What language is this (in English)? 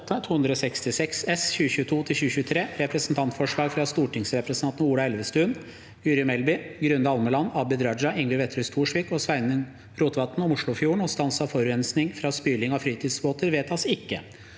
Norwegian